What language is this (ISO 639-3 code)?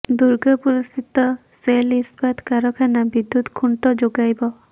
ori